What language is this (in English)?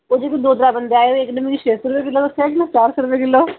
Dogri